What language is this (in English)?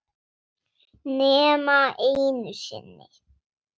Icelandic